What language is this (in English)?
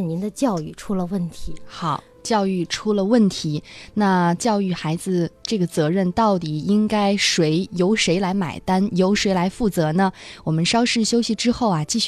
Chinese